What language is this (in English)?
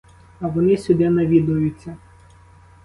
Ukrainian